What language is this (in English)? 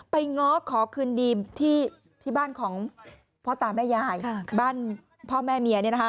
Thai